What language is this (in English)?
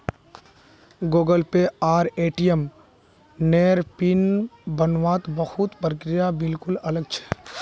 Magahi